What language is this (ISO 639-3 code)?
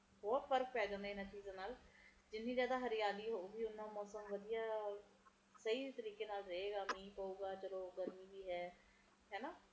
pan